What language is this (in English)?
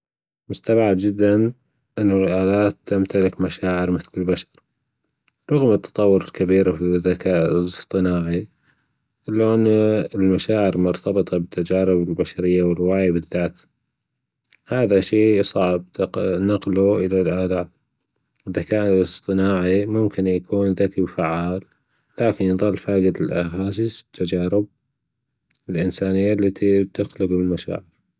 Gulf Arabic